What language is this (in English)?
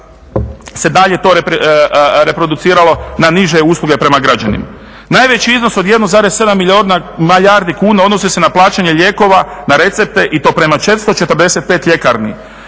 Croatian